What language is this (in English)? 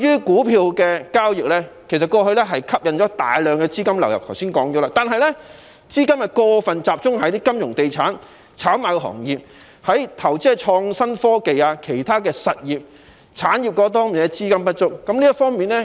Cantonese